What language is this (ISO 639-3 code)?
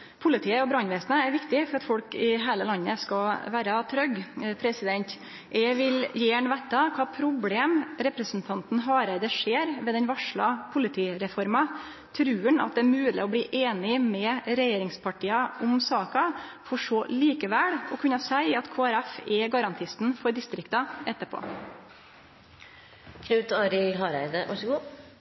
nno